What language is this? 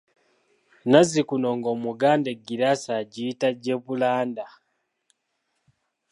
Ganda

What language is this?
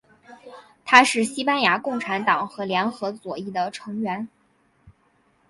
Chinese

